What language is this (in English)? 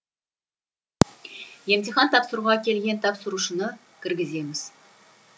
Kazakh